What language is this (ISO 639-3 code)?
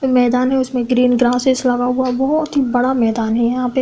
hin